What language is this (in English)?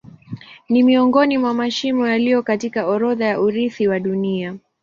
Swahili